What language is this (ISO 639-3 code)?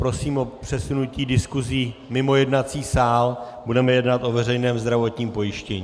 ces